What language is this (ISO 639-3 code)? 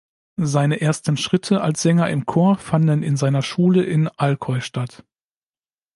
deu